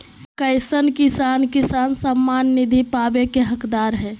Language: Magahi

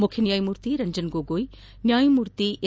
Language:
Kannada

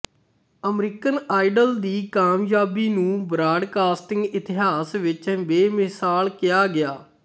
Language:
Punjabi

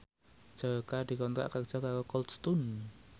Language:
Javanese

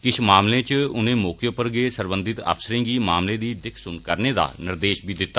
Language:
Dogri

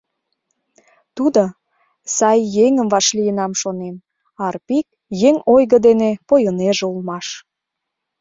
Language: Mari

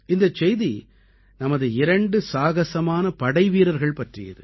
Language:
Tamil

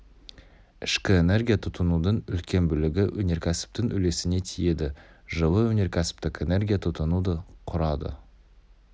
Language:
Kazakh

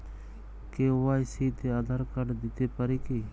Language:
Bangla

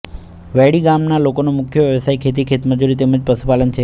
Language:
Gujarati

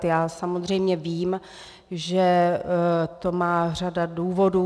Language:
Czech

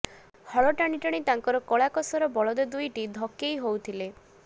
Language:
Odia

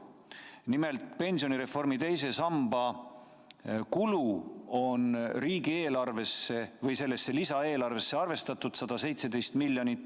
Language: Estonian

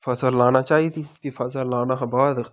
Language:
Dogri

